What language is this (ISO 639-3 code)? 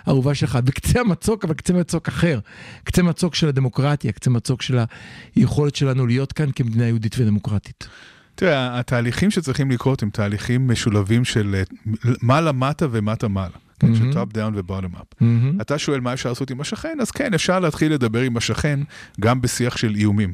heb